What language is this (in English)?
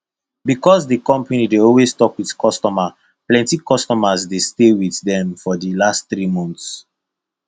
Nigerian Pidgin